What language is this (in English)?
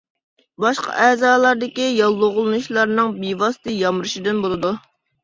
Uyghur